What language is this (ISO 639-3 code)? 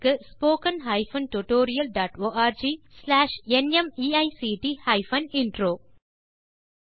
tam